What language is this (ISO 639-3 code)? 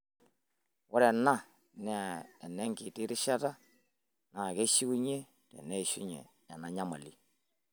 mas